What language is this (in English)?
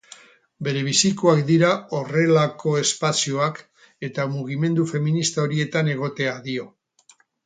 Basque